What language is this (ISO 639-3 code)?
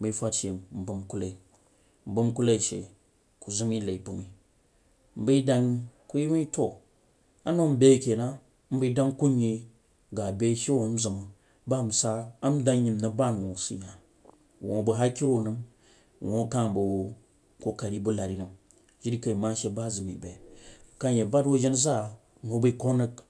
juo